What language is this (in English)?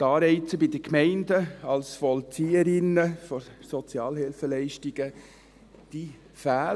Swiss German